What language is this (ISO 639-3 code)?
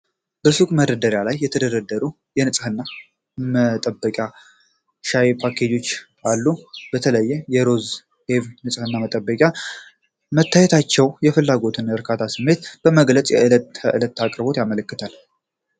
amh